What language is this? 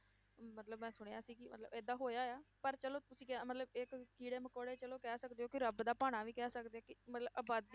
Punjabi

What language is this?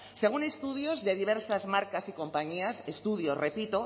Spanish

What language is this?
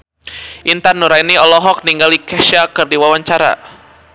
Sundanese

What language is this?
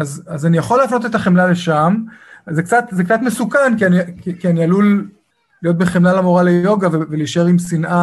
Hebrew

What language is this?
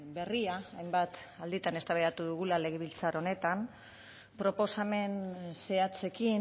Basque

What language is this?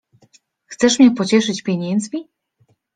Polish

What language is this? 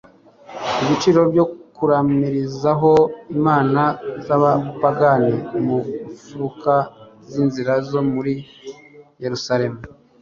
Kinyarwanda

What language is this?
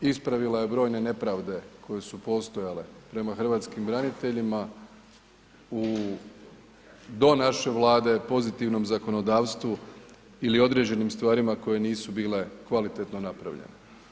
Croatian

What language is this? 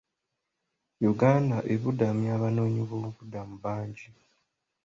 Ganda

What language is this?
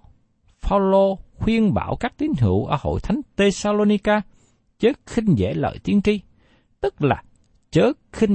Vietnamese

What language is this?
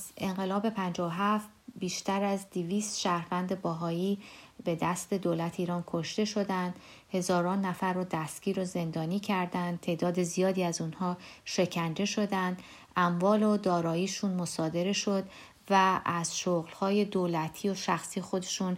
Persian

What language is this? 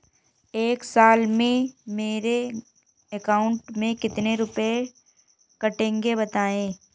Hindi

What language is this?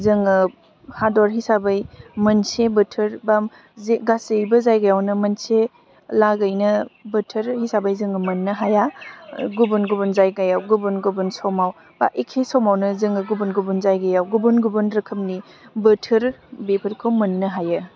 Bodo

